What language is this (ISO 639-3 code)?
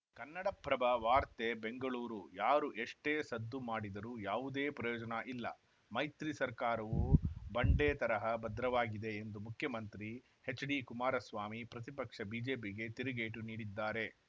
kan